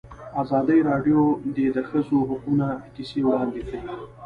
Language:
Pashto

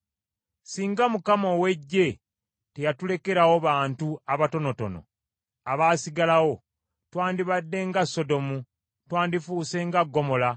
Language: Ganda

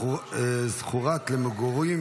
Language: Hebrew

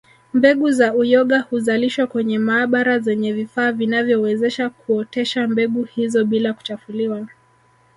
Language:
Swahili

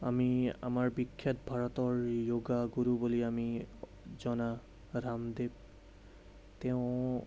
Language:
Assamese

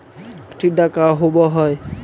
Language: Magahi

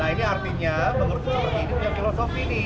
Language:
Indonesian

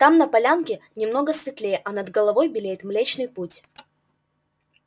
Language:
Russian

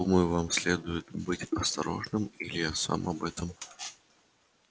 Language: Russian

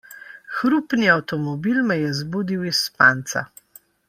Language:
Slovenian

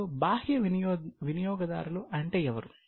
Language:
Telugu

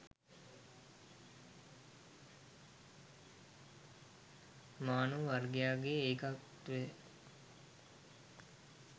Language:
Sinhala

